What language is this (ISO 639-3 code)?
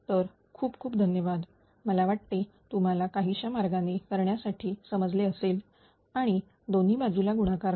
mar